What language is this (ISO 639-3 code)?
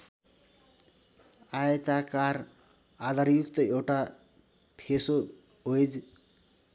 nep